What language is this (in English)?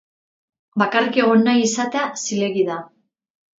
Basque